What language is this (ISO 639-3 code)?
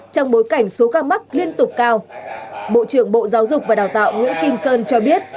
vie